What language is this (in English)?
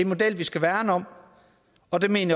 Danish